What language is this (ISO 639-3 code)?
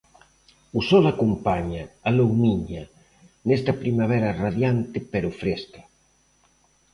glg